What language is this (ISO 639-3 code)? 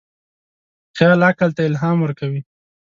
pus